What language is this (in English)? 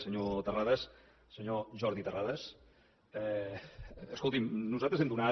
Catalan